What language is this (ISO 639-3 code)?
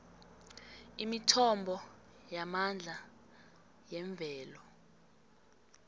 nbl